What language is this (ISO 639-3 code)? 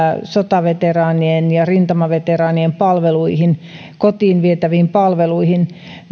fin